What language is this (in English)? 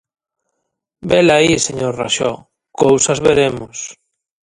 Galician